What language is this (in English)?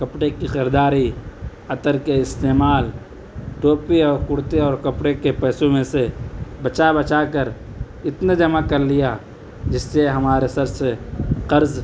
Urdu